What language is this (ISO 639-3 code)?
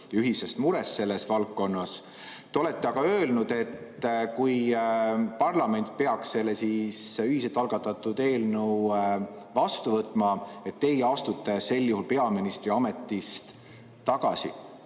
est